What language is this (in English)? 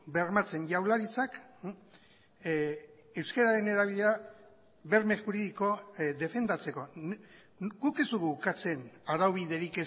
Basque